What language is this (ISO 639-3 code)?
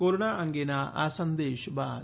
guj